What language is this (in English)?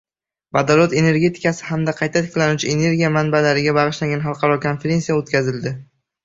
Uzbek